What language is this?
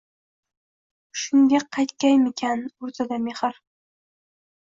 Uzbek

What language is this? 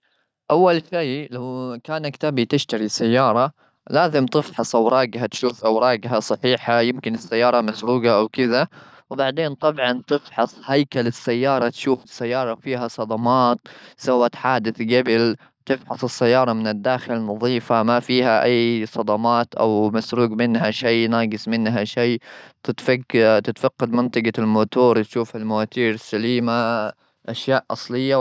Gulf Arabic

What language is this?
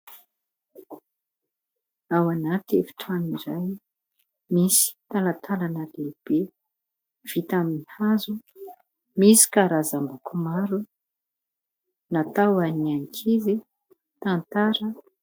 Malagasy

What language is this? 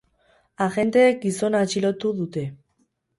Basque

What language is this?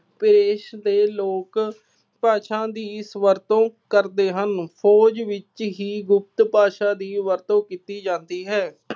Punjabi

